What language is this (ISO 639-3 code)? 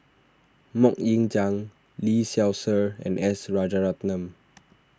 eng